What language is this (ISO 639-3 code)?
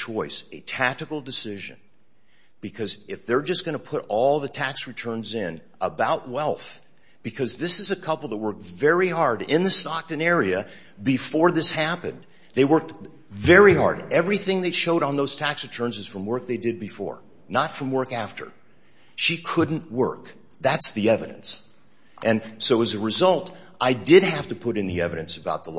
eng